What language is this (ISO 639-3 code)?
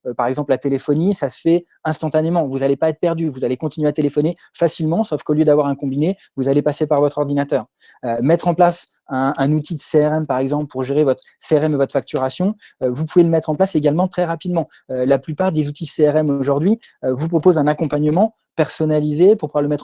fra